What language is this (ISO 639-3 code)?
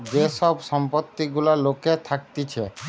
ben